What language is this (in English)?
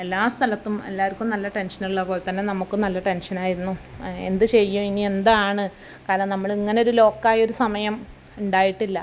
Malayalam